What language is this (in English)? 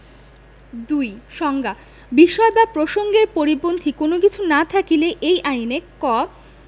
Bangla